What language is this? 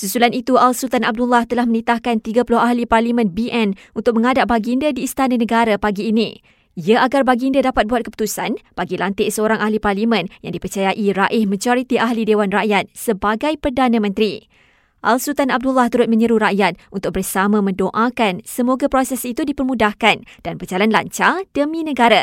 Malay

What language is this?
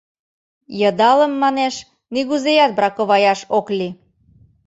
Mari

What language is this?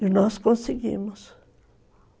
Portuguese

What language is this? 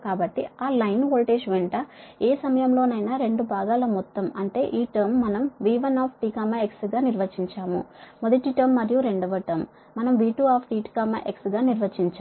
Telugu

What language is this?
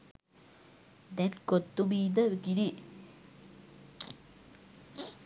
Sinhala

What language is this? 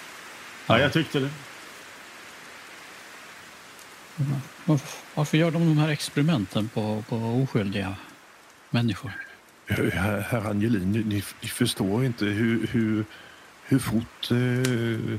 Swedish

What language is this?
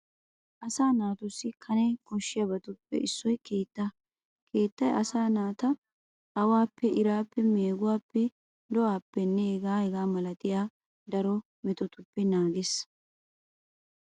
Wolaytta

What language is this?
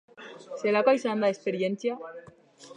Basque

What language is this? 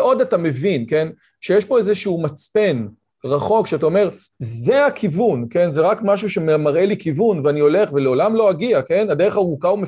Hebrew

